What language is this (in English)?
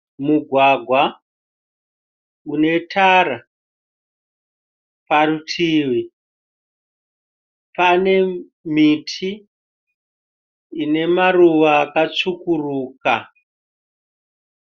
Shona